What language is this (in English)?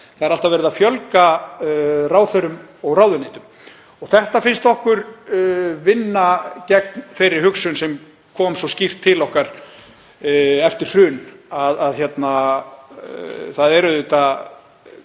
Icelandic